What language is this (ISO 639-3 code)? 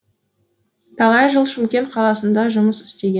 kaz